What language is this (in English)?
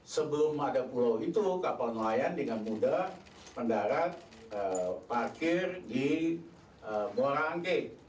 Indonesian